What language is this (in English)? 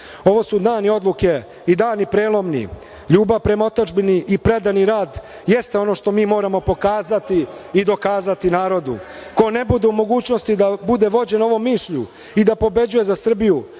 Serbian